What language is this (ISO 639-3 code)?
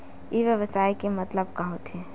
hne